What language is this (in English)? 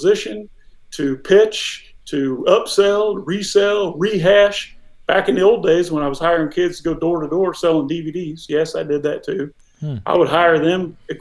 English